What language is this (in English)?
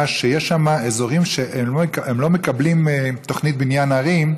Hebrew